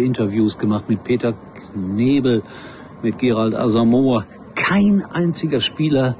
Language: German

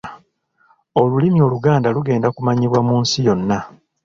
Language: Ganda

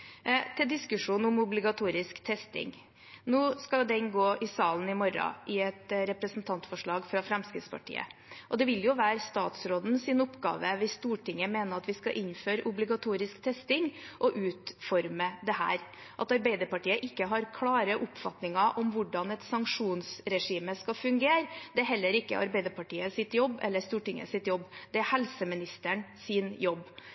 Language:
Norwegian Bokmål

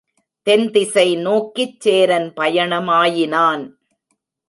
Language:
Tamil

